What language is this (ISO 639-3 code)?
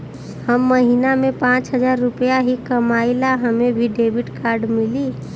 bho